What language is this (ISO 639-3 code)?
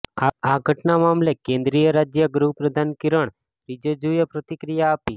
guj